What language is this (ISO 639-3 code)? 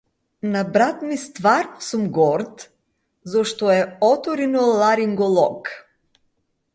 mkd